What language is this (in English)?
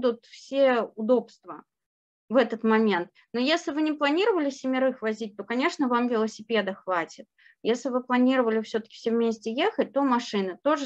Russian